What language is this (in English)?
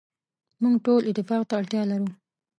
Pashto